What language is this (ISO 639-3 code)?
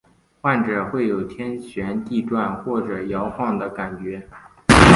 zho